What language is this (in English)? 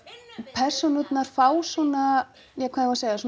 Icelandic